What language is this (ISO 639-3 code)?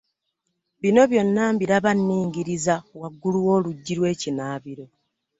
lug